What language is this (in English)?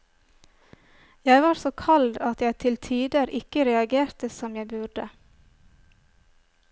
Norwegian